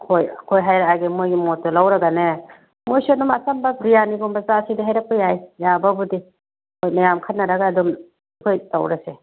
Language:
Manipuri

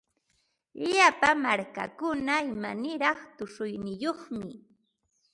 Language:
Ambo-Pasco Quechua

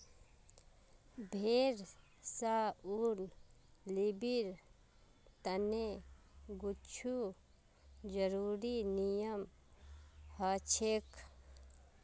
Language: Magahi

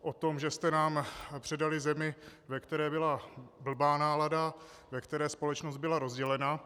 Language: Czech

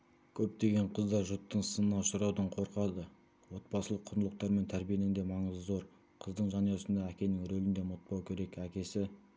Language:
Kazakh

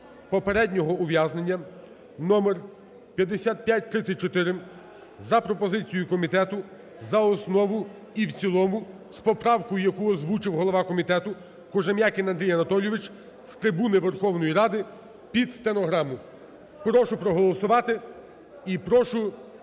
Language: Ukrainian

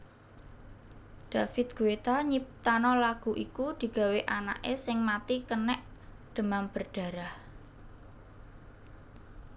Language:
Javanese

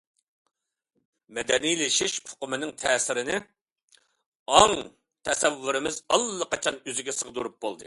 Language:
Uyghur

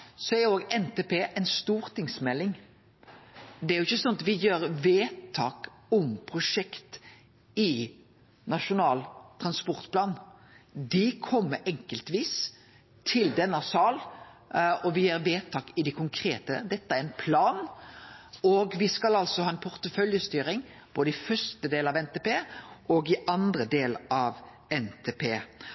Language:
Norwegian Nynorsk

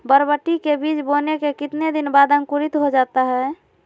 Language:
Magahi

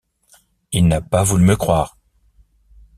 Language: French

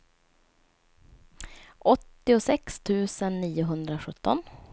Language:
Swedish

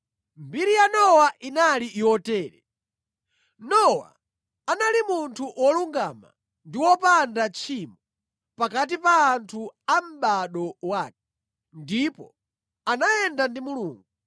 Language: Nyanja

